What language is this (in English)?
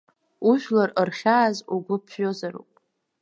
Abkhazian